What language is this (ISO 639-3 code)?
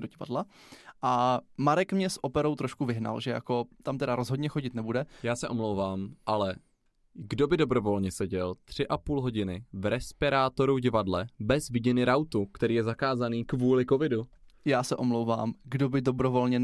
ces